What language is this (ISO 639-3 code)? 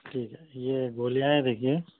urd